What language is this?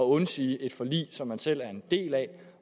Danish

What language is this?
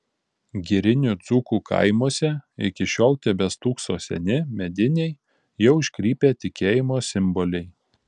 Lithuanian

